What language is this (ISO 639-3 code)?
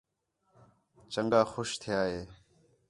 xhe